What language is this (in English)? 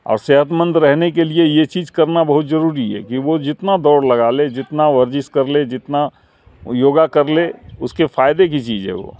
Urdu